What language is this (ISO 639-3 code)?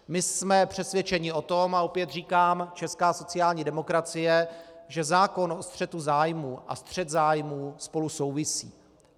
ces